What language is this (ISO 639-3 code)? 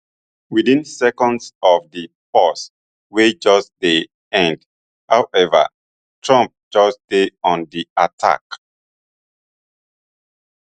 pcm